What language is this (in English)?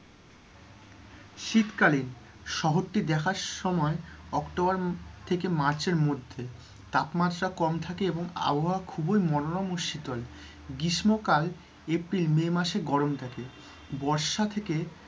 Bangla